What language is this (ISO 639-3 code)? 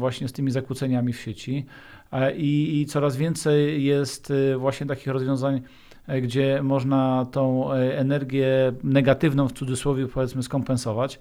pol